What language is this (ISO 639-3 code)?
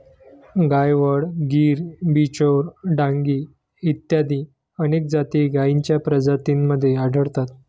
mar